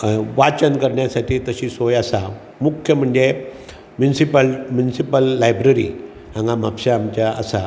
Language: Konkani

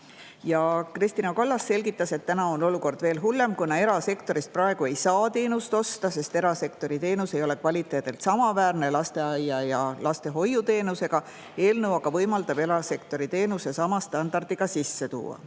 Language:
Estonian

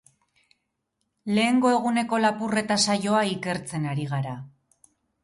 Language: Basque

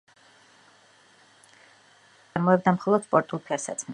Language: Georgian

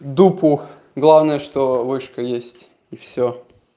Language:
Russian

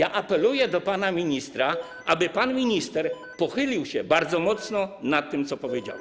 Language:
Polish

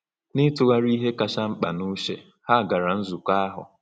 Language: Igbo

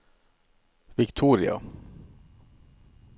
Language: Norwegian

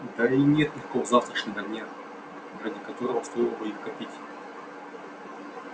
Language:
Russian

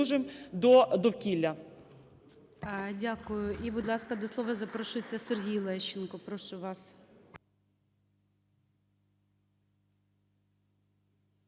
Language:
Ukrainian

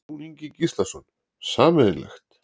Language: Icelandic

